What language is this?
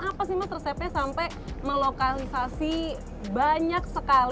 Indonesian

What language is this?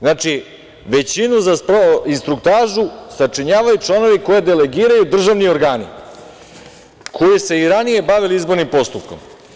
Serbian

